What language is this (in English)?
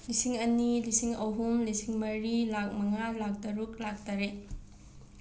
Manipuri